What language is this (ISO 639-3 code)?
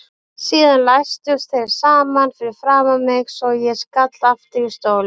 isl